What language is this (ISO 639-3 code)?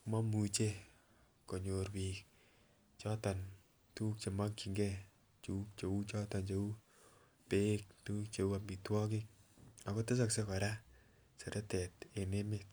kln